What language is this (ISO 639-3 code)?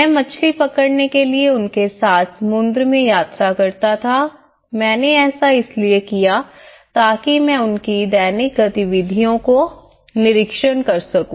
hin